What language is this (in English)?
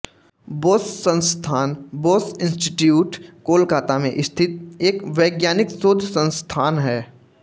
Hindi